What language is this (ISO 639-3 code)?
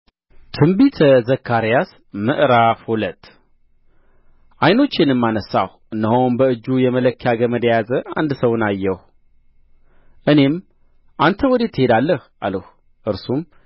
amh